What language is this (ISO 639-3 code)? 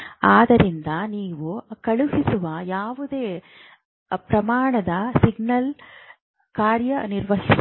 kan